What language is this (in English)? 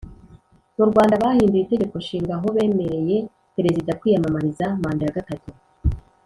Kinyarwanda